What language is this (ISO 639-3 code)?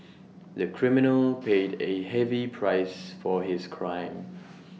eng